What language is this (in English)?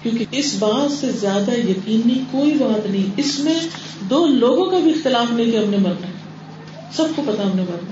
Urdu